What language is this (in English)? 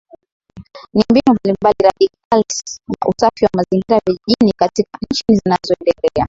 Swahili